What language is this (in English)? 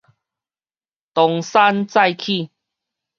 Min Nan Chinese